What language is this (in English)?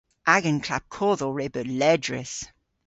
Cornish